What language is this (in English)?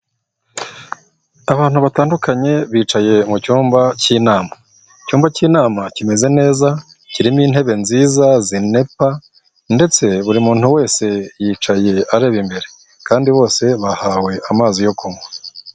Kinyarwanda